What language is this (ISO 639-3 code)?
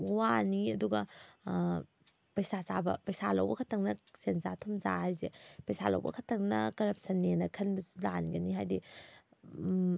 mni